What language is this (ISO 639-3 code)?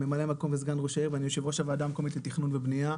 heb